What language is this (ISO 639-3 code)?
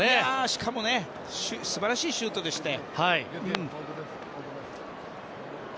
jpn